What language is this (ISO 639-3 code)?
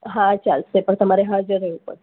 guj